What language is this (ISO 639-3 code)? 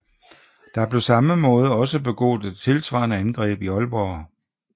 dan